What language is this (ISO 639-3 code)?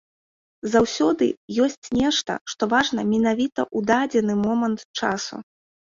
bel